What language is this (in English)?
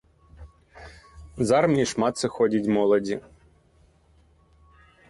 Belarusian